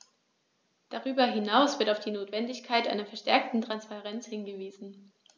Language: German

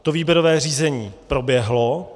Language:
Czech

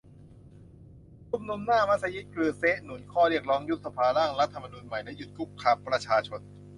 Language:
Thai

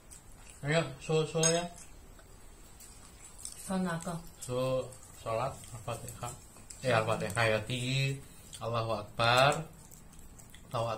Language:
Indonesian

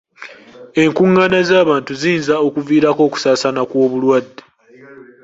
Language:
Ganda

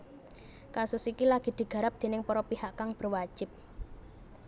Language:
Javanese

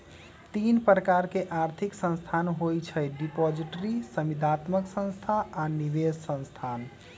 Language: Magahi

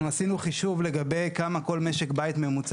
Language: Hebrew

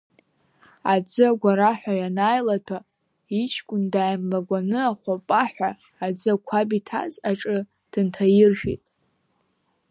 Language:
Abkhazian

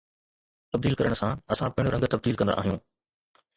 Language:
Sindhi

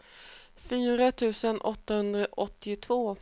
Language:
Swedish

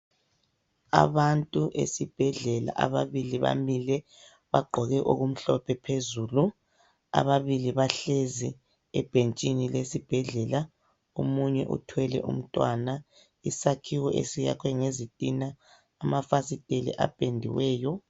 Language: North Ndebele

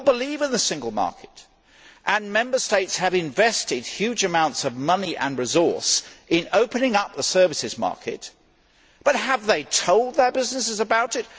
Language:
English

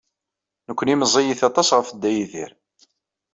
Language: Kabyle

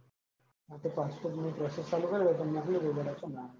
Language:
Gujarati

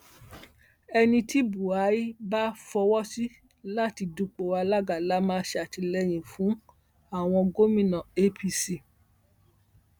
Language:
Yoruba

